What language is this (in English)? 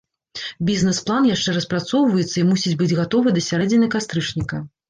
Belarusian